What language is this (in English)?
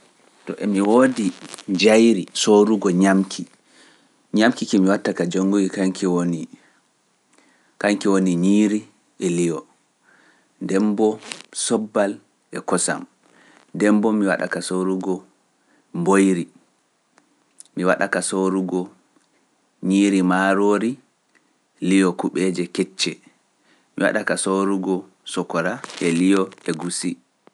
Pular